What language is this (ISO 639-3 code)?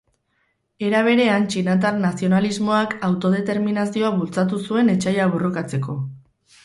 eus